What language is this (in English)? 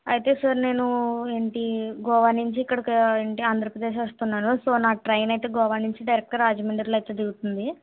Telugu